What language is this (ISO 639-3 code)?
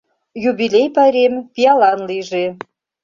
chm